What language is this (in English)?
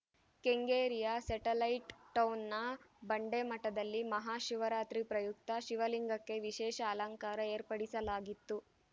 Kannada